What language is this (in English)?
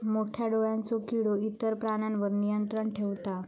Marathi